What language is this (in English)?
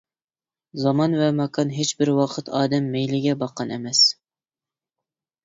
Uyghur